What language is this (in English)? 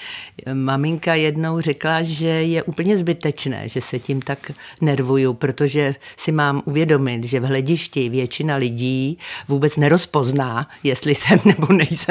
Czech